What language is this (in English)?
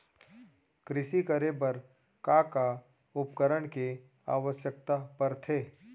Chhattisgarhi